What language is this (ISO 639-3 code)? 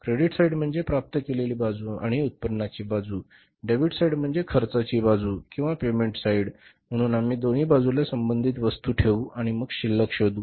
mar